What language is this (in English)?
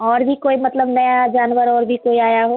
Hindi